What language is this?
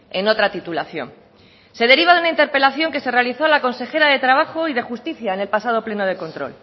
Spanish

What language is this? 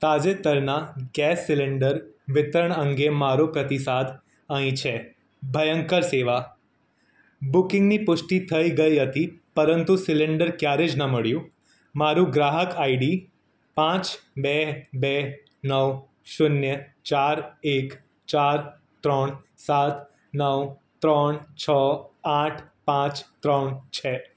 Gujarati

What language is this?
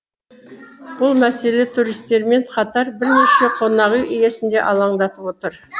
Kazakh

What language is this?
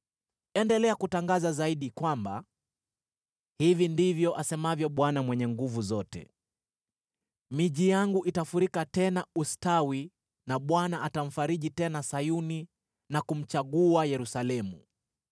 Swahili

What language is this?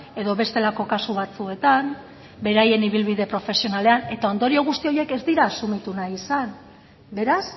Basque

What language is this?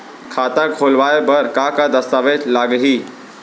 Chhattisgarhi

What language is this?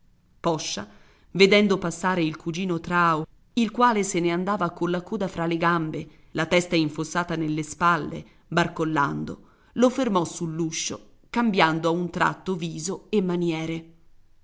Italian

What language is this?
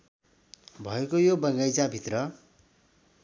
Nepali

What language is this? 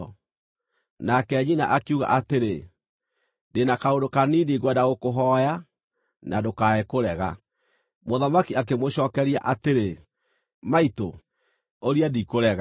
Kikuyu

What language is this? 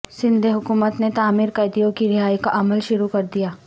Urdu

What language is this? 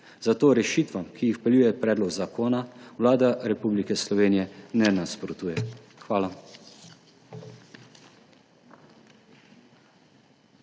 Slovenian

